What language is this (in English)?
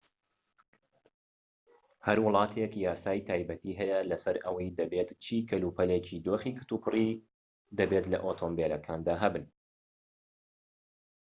Central Kurdish